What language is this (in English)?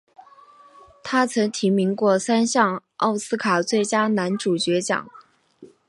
Chinese